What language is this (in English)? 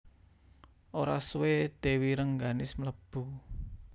Javanese